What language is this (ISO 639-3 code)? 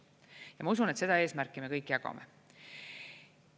est